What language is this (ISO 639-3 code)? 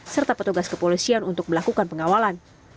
ind